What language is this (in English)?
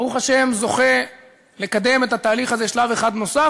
Hebrew